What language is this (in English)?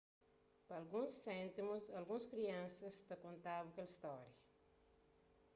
Kabuverdianu